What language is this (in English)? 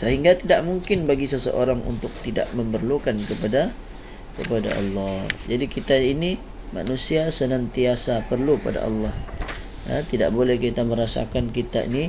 Malay